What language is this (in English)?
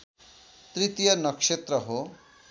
Nepali